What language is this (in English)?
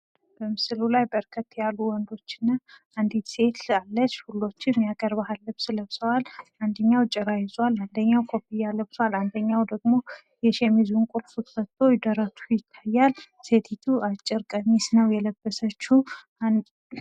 Amharic